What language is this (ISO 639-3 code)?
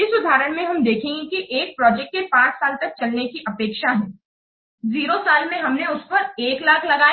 hin